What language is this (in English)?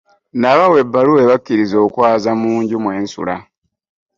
Ganda